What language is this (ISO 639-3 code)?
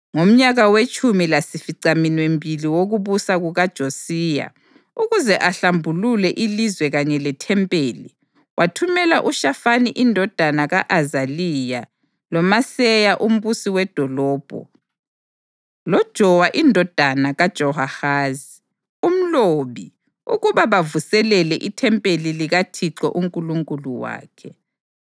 nde